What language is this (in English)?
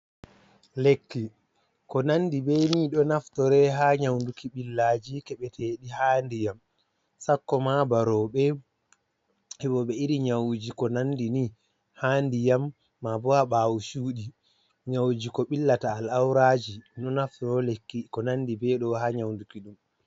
Fula